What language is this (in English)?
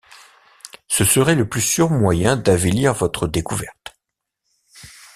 French